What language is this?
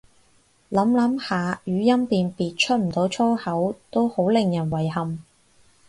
Cantonese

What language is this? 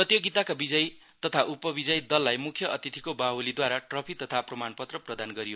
Nepali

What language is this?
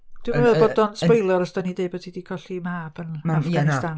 Welsh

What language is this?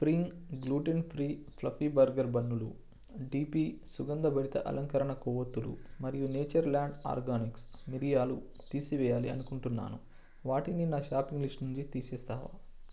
Telugu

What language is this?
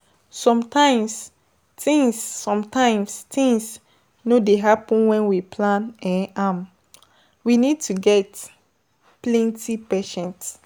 Nigerian Pidgin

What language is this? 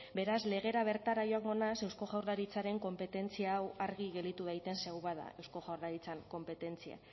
Basque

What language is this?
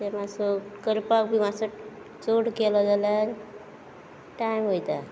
Konkani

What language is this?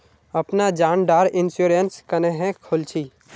Magahi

